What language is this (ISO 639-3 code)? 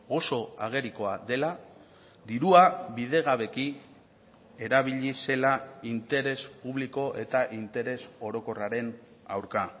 eus